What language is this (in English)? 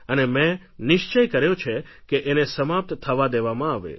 Gujarati